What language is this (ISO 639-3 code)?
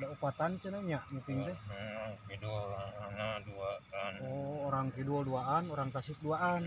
ind